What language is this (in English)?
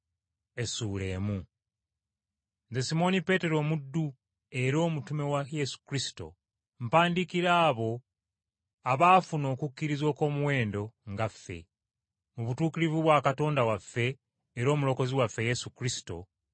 Ganda